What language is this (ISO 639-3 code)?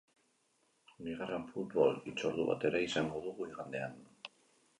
eus